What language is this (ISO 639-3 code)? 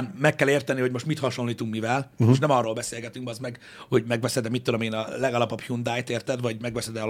hun